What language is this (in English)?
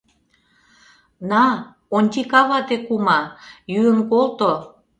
Mari